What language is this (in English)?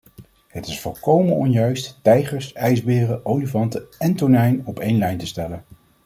Dutch